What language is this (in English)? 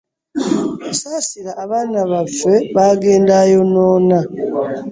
Ganda